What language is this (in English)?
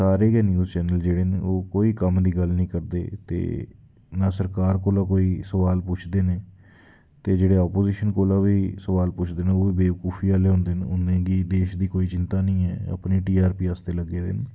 Dogri